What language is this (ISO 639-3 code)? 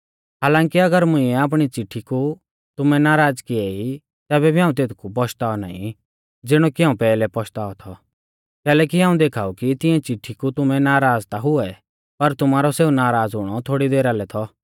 bfz